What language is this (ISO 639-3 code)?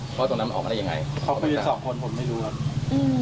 tha